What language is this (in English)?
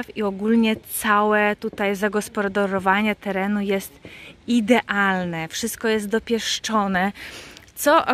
Polish